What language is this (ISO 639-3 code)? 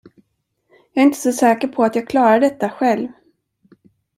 swe